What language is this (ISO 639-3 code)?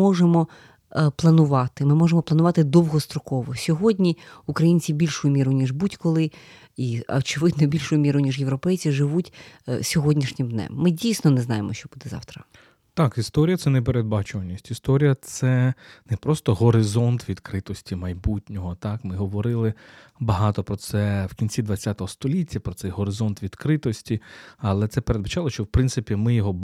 ukr